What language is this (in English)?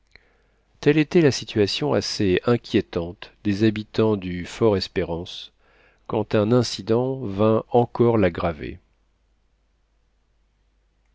French